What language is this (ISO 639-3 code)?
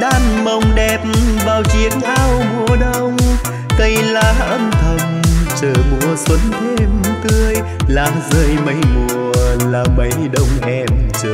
vie